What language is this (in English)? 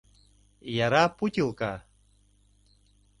Mari